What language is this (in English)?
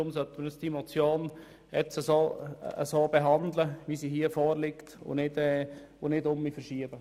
Swiss German